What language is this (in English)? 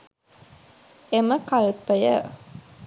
Sinhala